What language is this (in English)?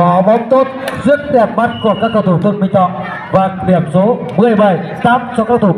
Vietnamese